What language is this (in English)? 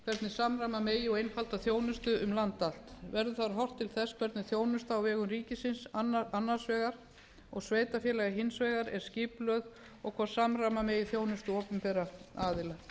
Icelandic